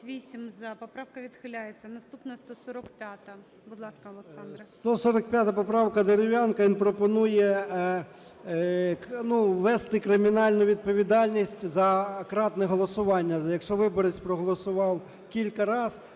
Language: Ukrainian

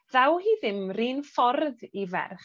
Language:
Welsh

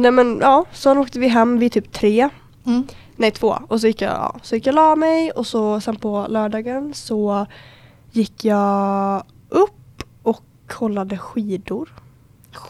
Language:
Swedish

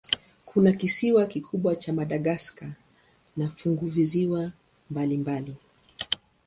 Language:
Swahili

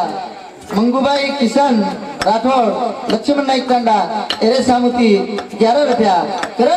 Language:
Arabic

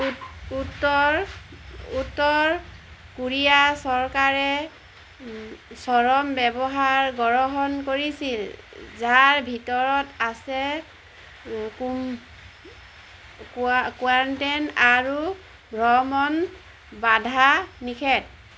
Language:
Assamese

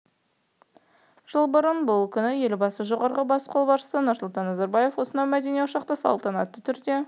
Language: Kazakh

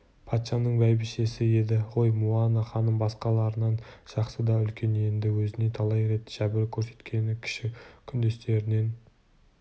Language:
Kazakh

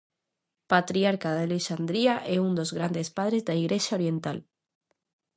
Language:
Galician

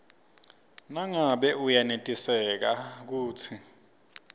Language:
Swati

